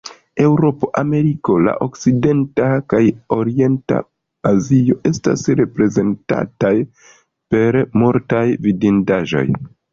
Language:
Esperanto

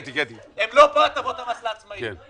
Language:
Hebrew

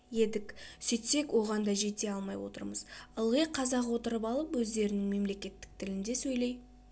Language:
Kazakh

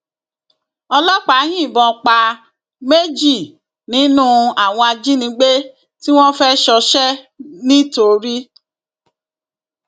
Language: Yoruba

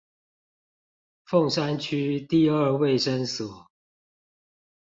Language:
Chinese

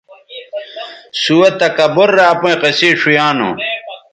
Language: Bateri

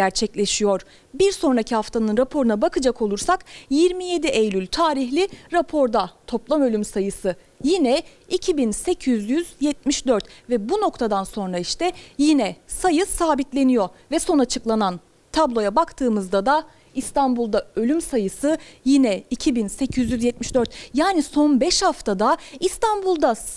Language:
Turkish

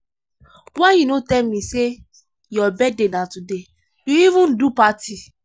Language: Nigerian Pidgin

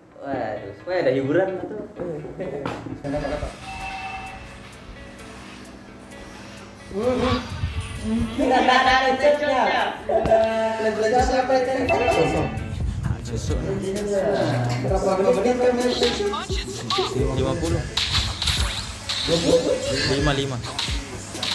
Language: Indonesian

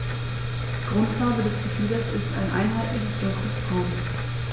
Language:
German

